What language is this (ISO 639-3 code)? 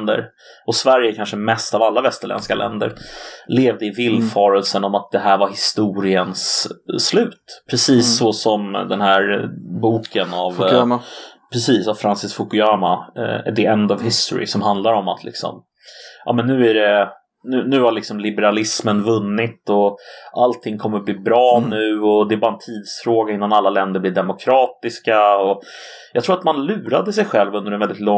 swe